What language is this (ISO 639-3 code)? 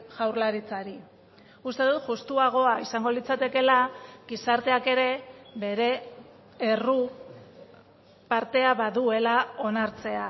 eus